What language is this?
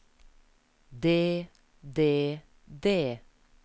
Norwegian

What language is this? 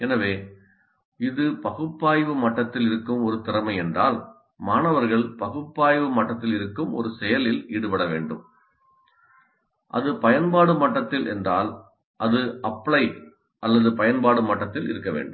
Tamil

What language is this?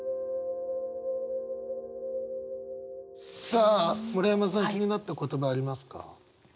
Japanese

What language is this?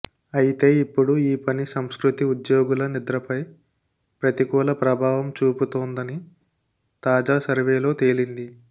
Telugu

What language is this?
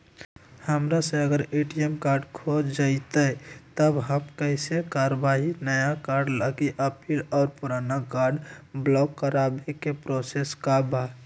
Magahi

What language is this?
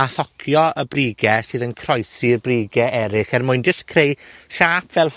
Welsh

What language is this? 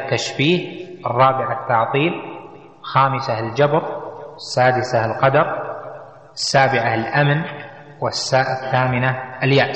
Arabic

